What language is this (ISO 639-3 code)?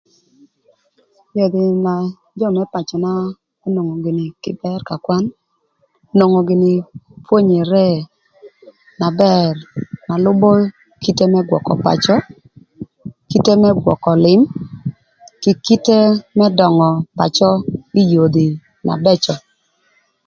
lth